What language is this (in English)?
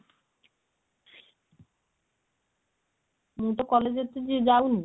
Odia